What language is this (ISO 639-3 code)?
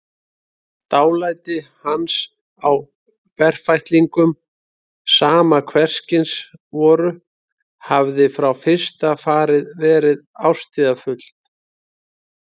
isl